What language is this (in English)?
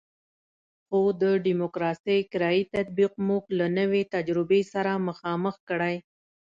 Pashto